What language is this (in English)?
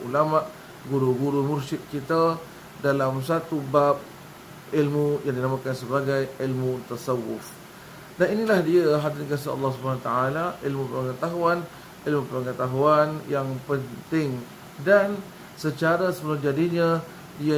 Malay